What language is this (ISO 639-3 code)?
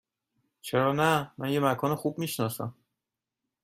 fas